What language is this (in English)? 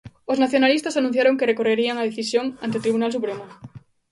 Galician